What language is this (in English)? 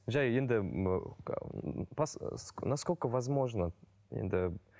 Kazakh